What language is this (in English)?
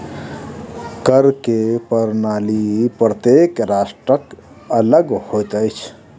Maithili